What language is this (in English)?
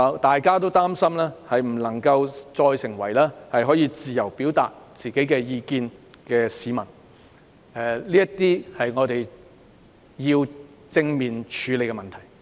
Cantonese